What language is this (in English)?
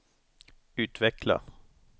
Swedish